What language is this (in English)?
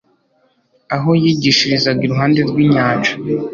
Kinyarwanda